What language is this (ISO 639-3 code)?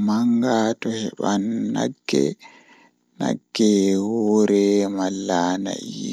ful